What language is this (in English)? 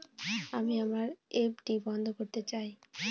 Bangla